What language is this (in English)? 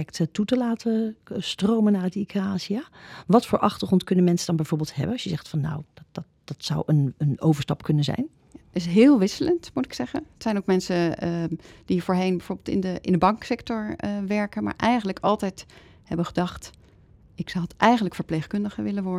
Dutch